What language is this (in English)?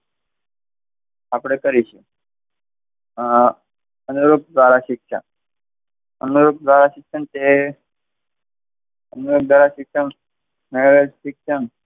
Gujarati